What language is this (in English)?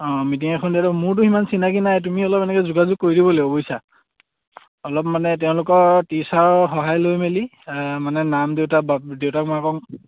Assamese